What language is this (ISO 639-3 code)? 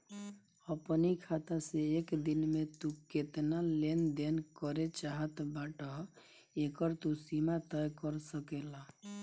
bho